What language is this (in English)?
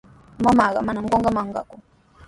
Sihuas Ancash Quechua